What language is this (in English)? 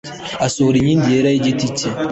Kinyarwanda